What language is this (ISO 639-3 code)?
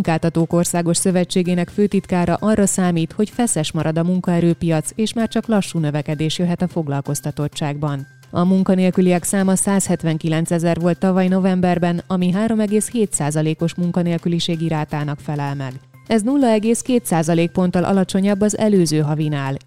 hun